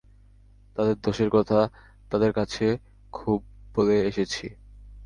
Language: Bangla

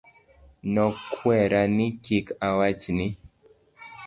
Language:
Luo (Kenya and Tanzania)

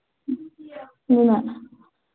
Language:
Manipuri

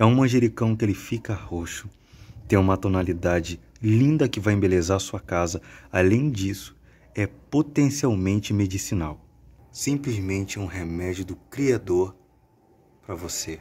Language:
Portuguese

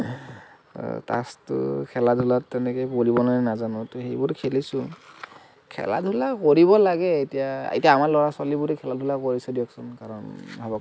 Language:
Assamese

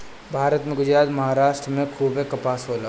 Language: Bhojpuri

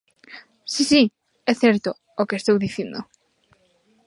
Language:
Galician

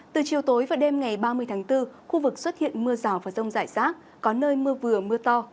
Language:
Vietnamese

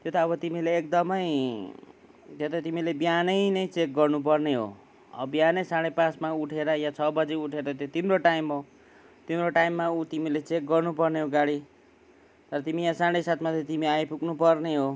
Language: Nepali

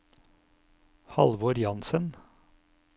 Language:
Norwegian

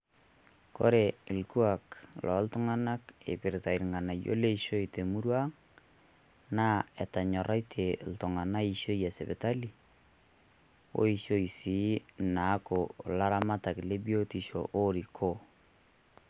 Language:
Masai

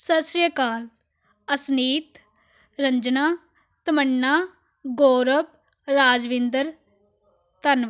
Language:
Punjabi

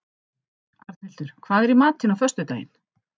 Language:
Icelandic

